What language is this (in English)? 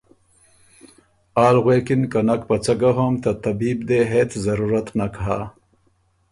Ormuri